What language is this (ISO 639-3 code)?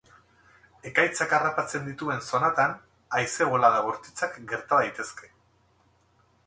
eus